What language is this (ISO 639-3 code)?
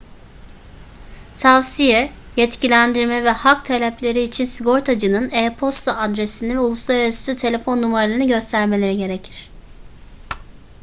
tur